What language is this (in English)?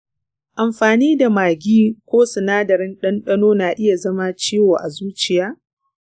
Hausa